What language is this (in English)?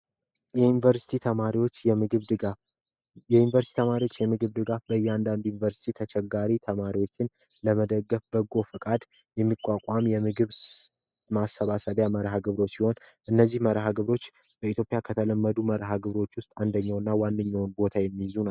Amharic